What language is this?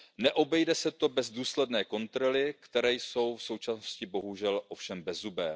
Czech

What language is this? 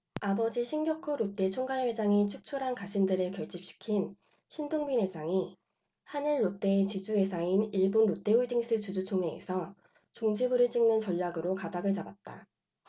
Korean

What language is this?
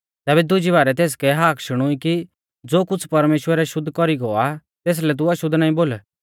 Mahasu Pahari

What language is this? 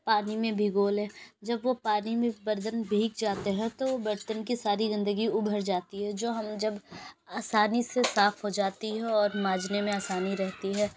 Urdu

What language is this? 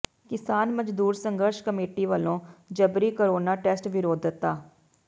Punjabi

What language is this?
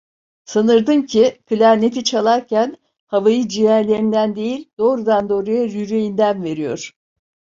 Turkish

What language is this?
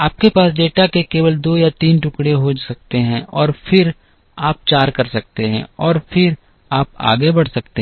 Hindi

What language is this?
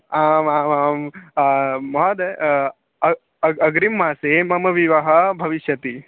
Sanskrit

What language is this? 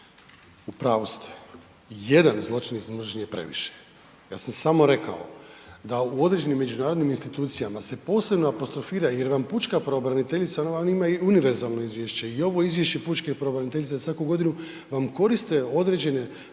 Croatian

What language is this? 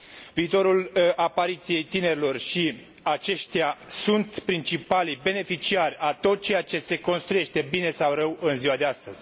Romanian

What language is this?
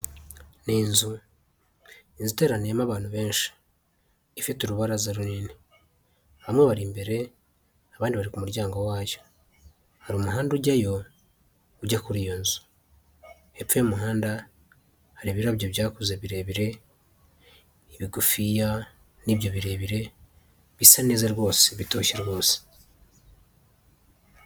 Kinyarwanda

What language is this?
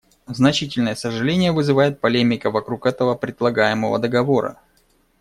Russian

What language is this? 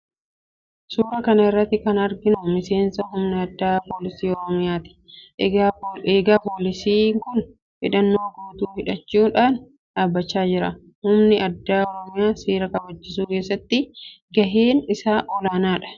Oromo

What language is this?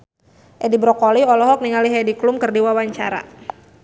Sundanese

